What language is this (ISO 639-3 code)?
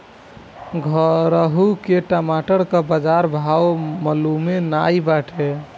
bho